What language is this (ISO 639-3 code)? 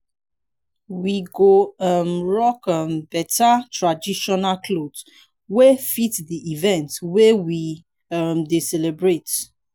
pcm